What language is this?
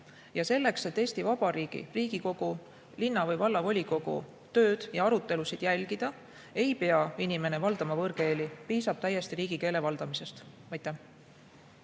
Estonian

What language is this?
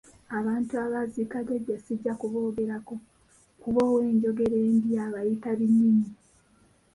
Ganda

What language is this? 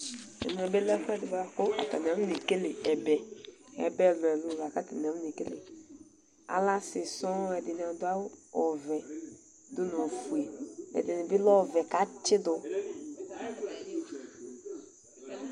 Ikposo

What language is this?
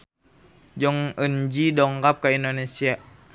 Sundanese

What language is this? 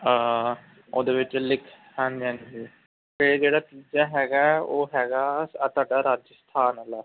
Punjabi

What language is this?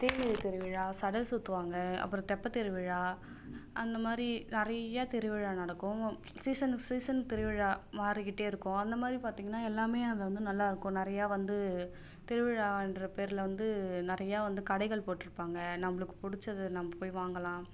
Tamil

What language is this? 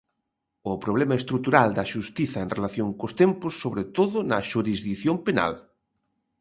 Galician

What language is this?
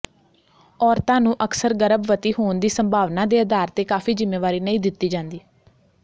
Punjabi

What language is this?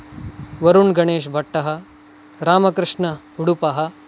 Sanskrit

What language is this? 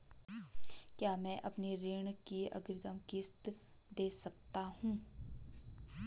Hindi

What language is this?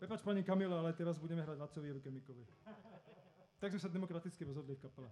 Slovak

